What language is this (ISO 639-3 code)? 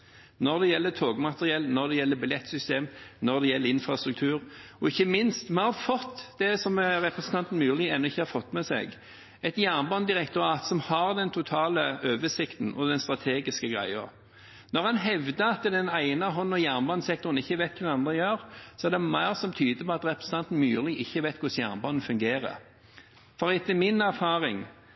nob